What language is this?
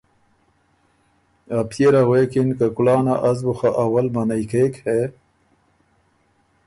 Ormuri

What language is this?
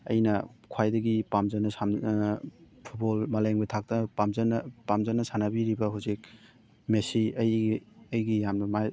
Manipuri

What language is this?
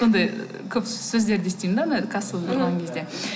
Kazakh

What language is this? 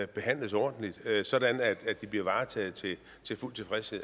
Danish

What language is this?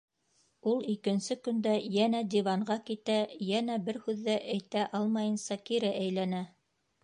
Bashkir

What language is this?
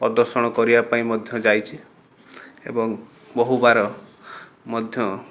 Odia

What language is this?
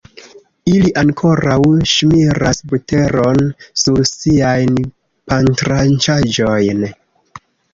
Esperanto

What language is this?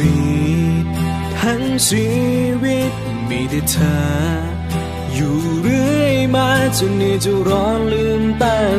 Thai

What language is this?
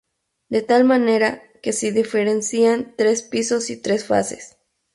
Spanish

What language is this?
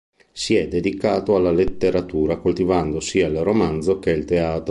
Italian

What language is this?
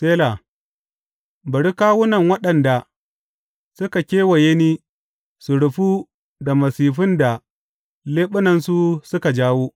Hausa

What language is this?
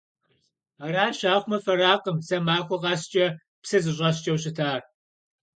Kabardian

